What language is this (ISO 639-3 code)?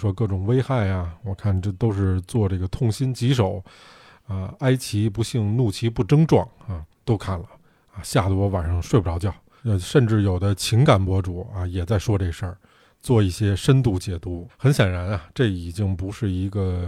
zho